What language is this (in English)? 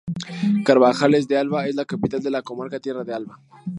Spanish